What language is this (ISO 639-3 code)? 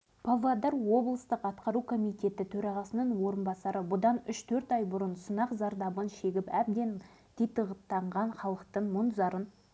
kaz